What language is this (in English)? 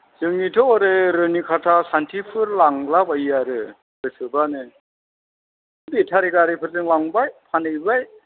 Bodo